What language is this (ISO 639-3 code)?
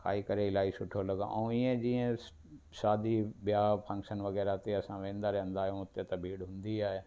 snd